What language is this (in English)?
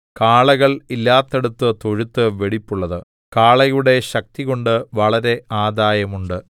Malayalam